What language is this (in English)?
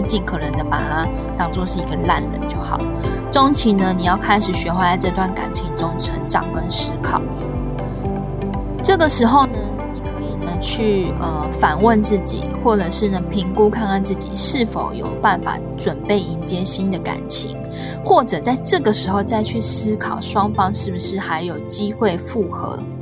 Chinese